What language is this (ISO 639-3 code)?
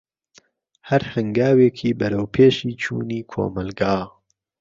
ckb